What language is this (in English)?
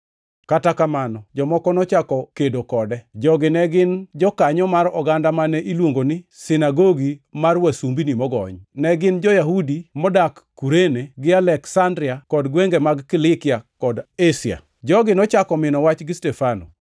Luo (Kenya and Tanzania)